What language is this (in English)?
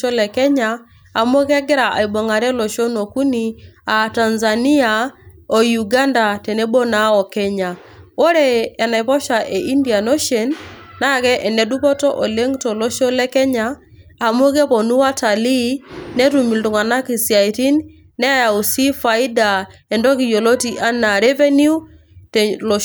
Masai